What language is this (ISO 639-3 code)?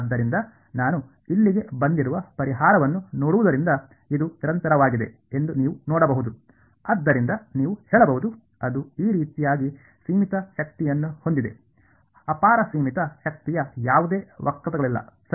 kan